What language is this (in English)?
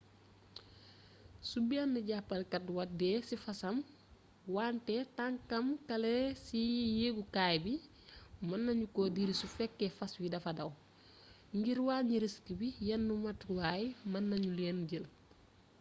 Wolof